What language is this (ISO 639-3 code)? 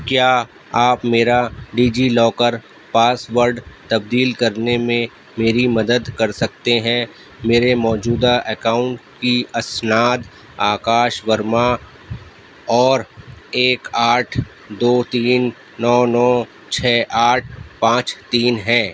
urd